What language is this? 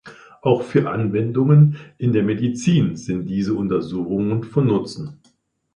German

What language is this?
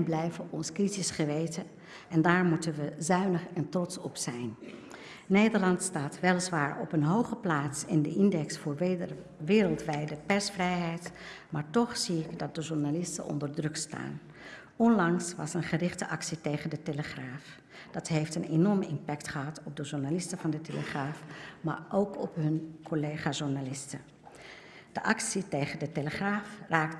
Dutch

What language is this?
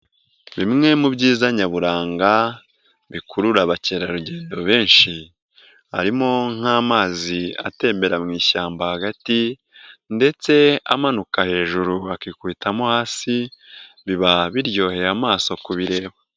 Kinyarwanda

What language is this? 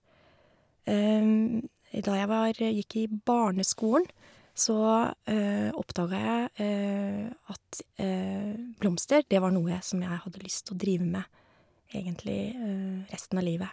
Norwegian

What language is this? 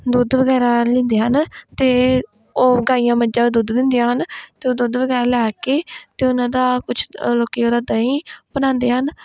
Punjabi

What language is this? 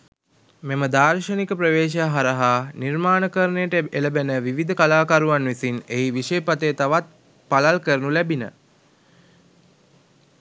Sinhala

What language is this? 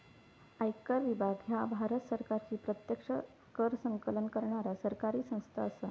Marathi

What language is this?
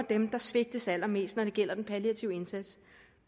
Danish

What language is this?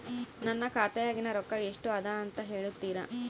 Kannada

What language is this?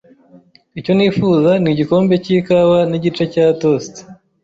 Kinyarwanda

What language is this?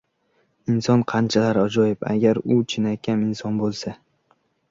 Uzbek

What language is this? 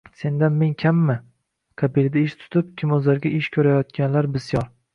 Uzbek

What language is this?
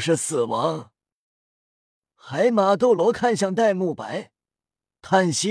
Chinese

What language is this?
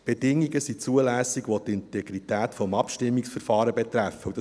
Swiss German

